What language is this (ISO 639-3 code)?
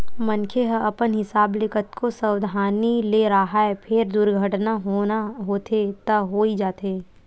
hne